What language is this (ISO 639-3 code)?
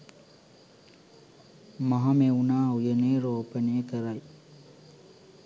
sin